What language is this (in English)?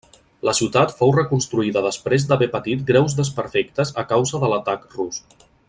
Catalan